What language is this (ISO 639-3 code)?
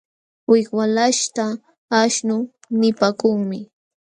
qxw